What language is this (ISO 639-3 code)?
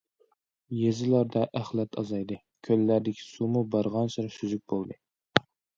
uig